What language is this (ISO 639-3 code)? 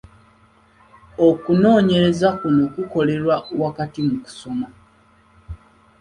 lug